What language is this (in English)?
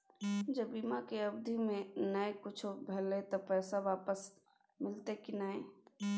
Maithili